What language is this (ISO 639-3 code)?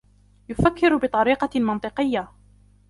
ara